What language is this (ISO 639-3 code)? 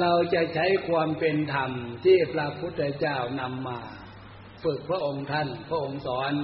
tha